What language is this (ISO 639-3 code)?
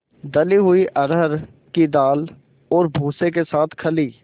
hin